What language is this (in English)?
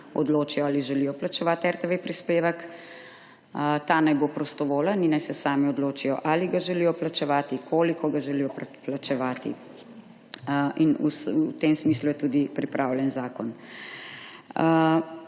Slovenian